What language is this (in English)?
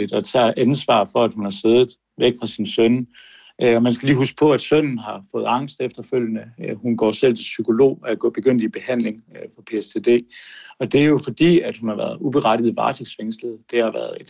Danish